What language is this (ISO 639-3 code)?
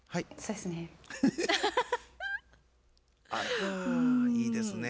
jpn